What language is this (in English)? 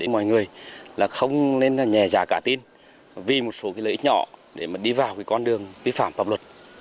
Vietnamese